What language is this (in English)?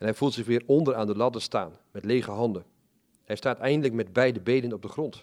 Dutch